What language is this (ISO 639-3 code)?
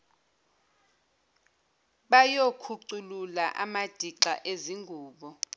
zul